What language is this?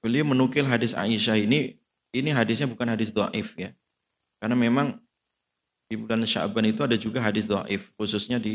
Indonesian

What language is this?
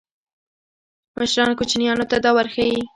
Pashto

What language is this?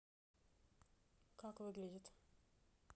Russian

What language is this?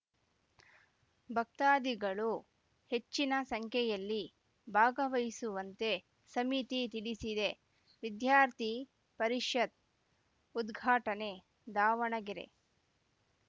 Kannada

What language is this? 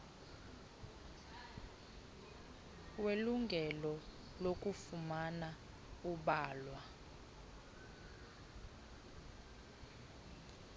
Xhosa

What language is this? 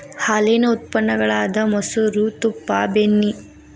Kannada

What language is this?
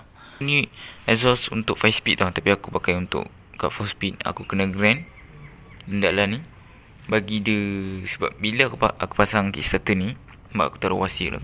Malay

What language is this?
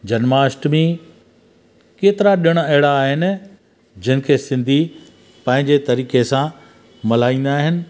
Sindhi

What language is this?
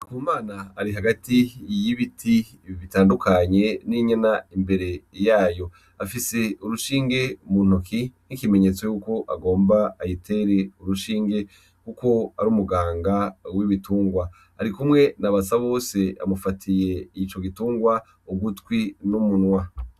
Rundi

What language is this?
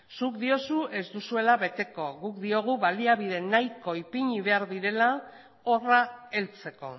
Basque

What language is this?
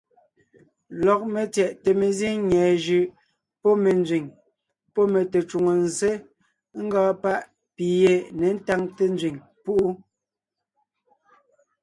Ngiemboon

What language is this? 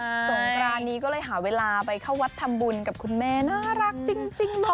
Thai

